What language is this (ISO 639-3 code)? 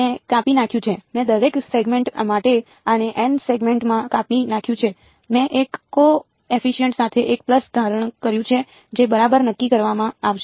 guj